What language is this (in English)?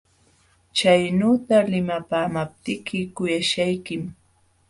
Jauja Wanca Quechua